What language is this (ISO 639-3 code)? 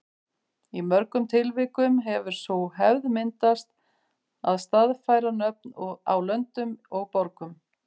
isl